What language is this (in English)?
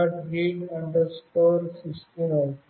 Telugu